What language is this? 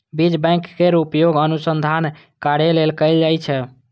Maithili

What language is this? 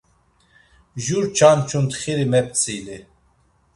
Laz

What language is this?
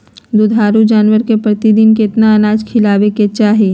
Magahi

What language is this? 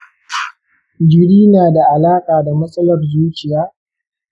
Hausa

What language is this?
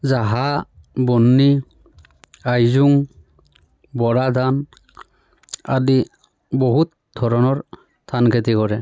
Assamese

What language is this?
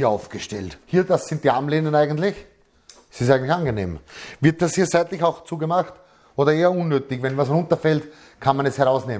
German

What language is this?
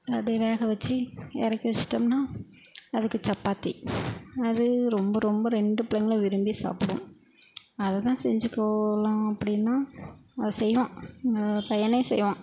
Tamil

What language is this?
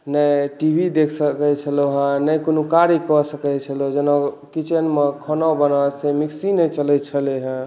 Maithili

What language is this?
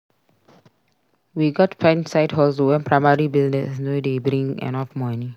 Nigerian Pidgin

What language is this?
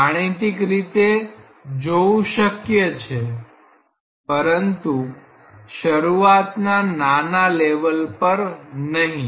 Gujarati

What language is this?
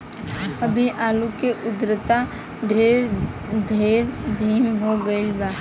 Bhojpuri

